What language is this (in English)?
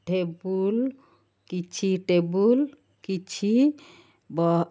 Odia